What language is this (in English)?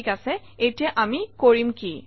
Assamese